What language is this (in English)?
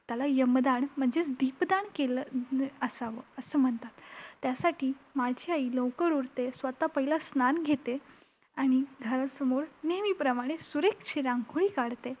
Marathi